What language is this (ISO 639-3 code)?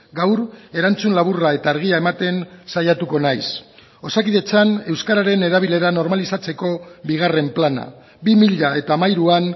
eus